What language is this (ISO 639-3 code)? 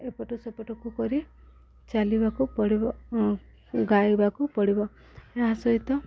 ori